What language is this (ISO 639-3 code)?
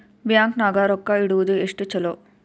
kan